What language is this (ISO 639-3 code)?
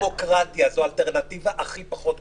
heb